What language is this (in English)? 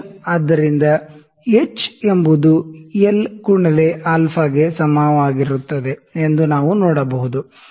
Kannada